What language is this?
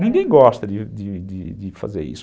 Portuguese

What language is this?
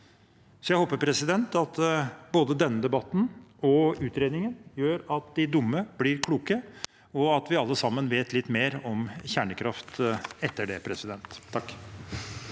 Norwegian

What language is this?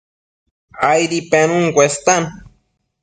Matsés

